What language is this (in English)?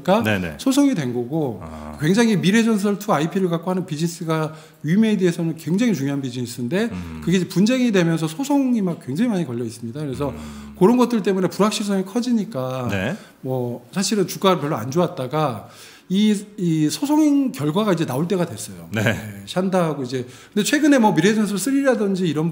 Korean